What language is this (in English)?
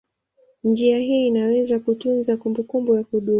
Swahili